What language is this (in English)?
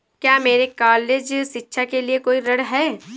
Hindi